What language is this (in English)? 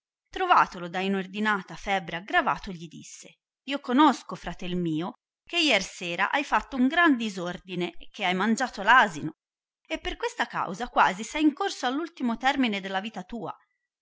Italian